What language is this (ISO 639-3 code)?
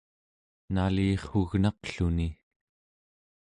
esu